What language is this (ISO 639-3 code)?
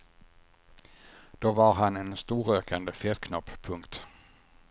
swe